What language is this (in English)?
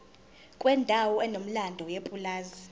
Zulu